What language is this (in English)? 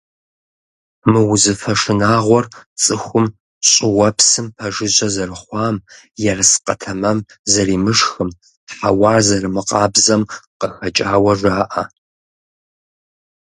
Kabardian